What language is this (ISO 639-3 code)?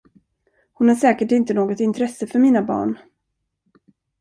swe